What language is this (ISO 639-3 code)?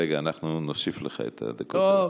heb